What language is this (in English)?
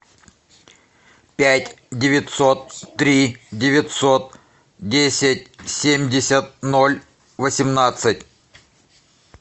Russian